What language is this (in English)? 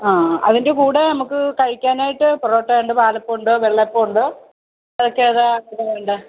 Malayalam